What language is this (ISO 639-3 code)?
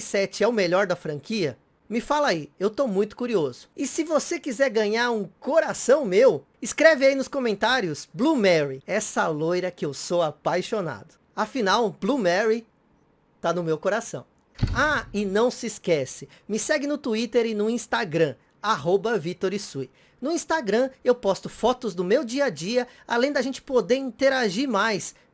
por